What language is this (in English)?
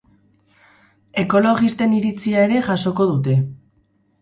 Basque